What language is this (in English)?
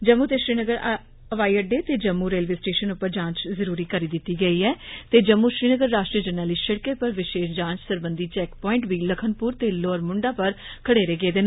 Dogri